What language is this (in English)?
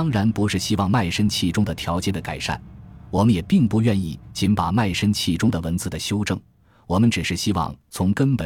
Chinese